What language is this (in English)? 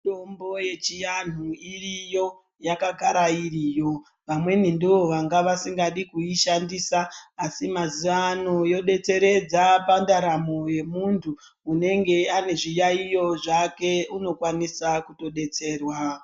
Ndau